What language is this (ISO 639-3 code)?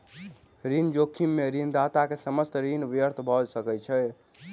mai